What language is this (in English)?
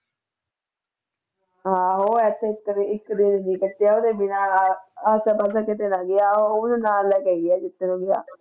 Punjabi